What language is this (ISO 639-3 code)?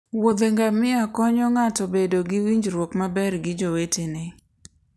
luo